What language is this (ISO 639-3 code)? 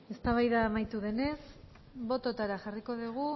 eus